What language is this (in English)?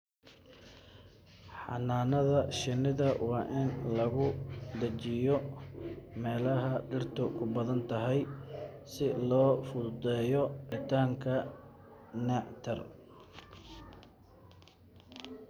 Somali